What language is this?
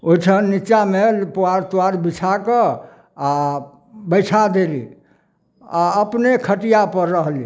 Maithili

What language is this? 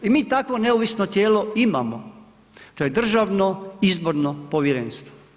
Croatian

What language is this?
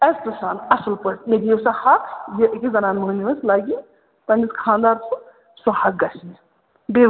Kashmiri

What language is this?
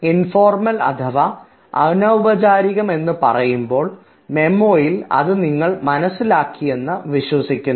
Malayalam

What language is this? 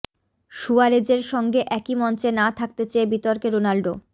Bangla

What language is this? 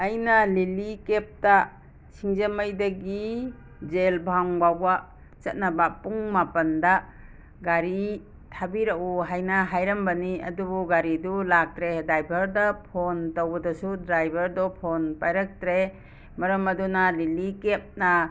Manipuri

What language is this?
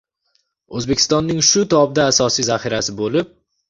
Uzbek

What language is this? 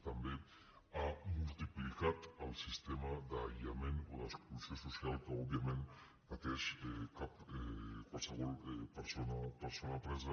Catalan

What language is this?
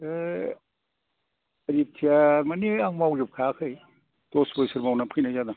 Bodo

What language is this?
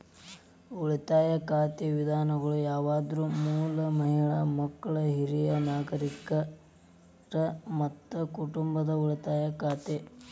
Kannada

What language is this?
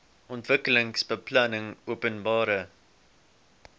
Afrikaans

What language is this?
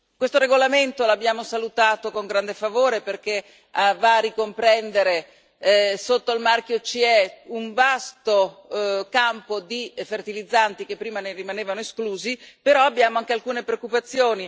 Italian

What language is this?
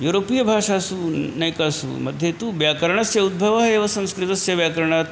Sanskrit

